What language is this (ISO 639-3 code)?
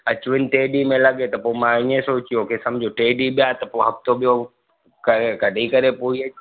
snd